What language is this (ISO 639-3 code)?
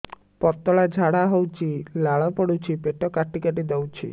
ori